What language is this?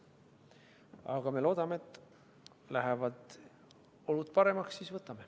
Estonian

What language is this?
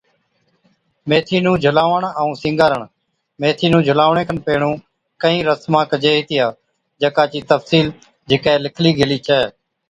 Od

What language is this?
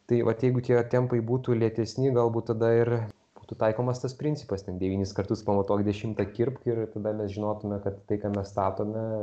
Lithuanian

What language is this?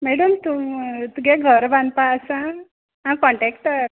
Konkani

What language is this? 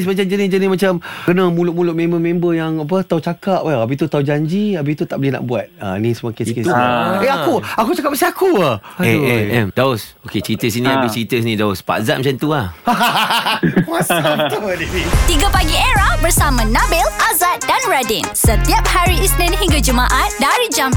Malay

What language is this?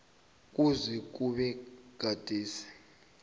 South Ndebele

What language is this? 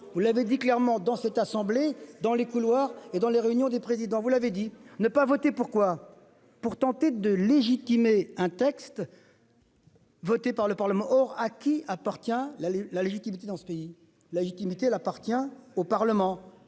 French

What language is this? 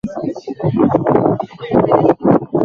Swahili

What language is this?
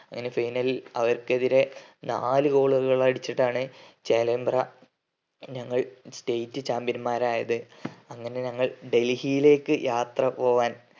Malayalam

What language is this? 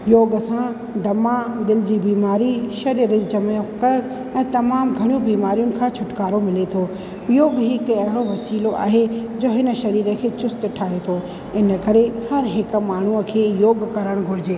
Sindhi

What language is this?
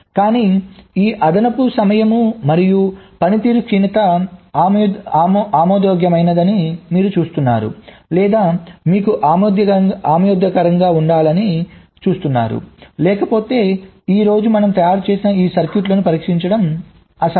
Telugu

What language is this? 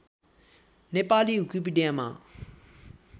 Nepali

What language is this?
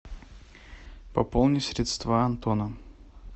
Russian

